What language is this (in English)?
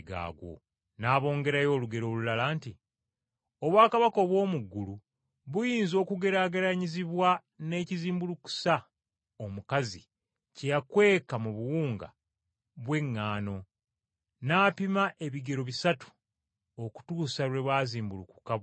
Ganda